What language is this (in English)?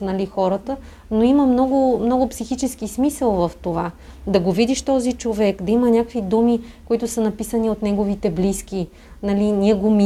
Bulgarian